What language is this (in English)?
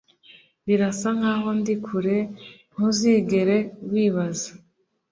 Kinyarwanda